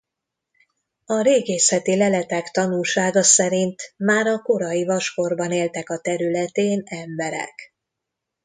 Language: Hungarian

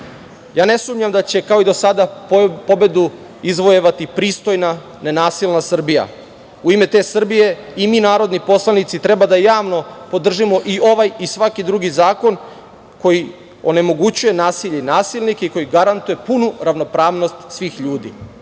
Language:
Serbian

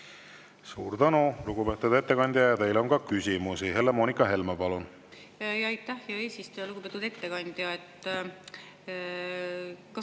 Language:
Estonian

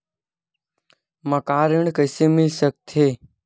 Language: Chhattisgarhi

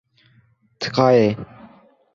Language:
Kurdish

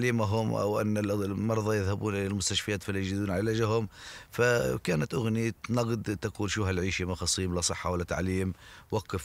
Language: Arabic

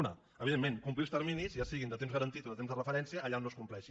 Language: Catalan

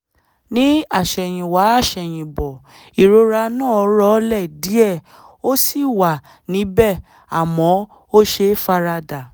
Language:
Yoruba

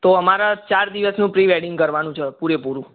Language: Gujarati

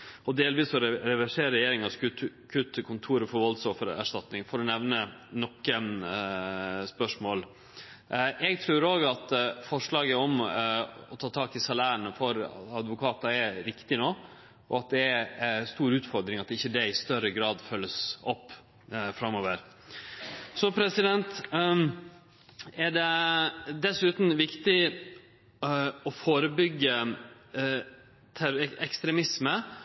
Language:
Norwegian Nynorsk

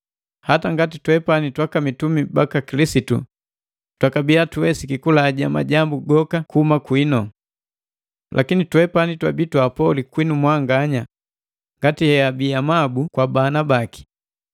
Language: Matengo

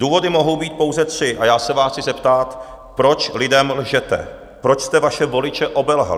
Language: Czech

